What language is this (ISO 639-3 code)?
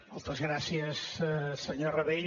cat